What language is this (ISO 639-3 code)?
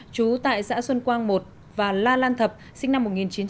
vie